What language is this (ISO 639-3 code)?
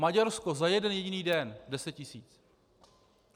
ces